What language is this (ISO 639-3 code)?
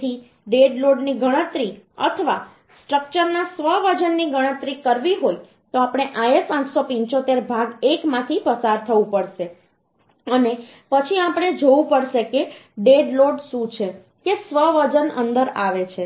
guj